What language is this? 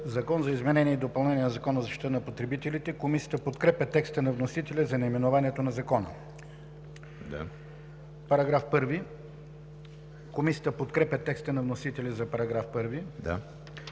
Bulgarian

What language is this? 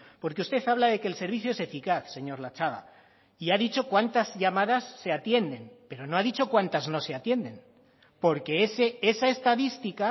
Spanish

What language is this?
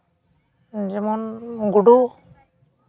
Santali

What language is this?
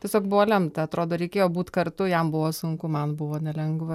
Lithuanian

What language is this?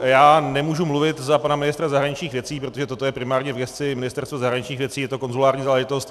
Czech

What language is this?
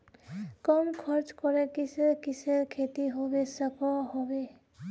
Magahi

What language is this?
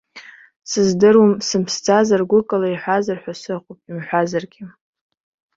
Abkhazian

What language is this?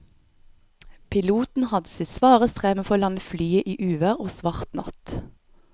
Norwegian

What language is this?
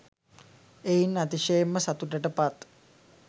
Sinhala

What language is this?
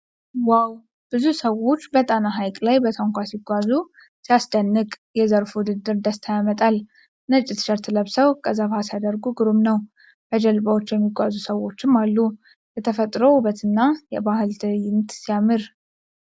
Amharic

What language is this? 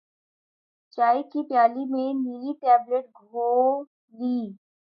Urdu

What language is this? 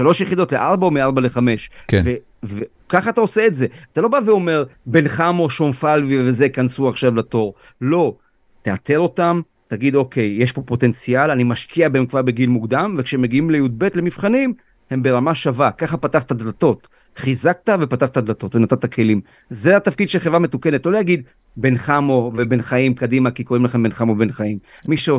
Hebrew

